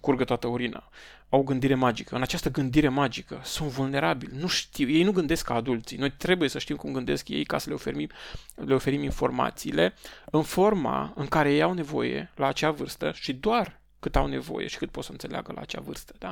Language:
Romanian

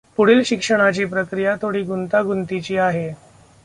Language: Marathi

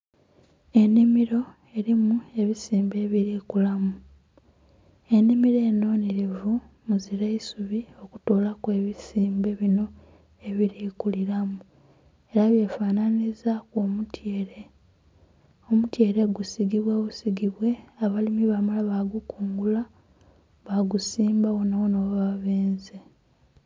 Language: Soga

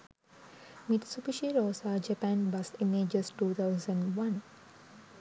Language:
Sinhala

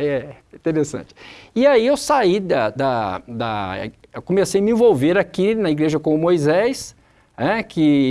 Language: Portuguese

